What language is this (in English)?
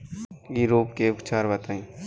Bhojpuri